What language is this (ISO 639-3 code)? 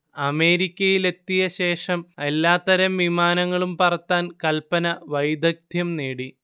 mal